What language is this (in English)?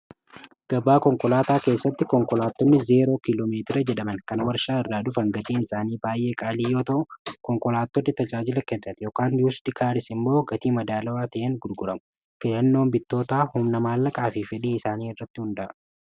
Oromo